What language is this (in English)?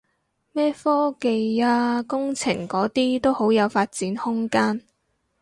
Cantonese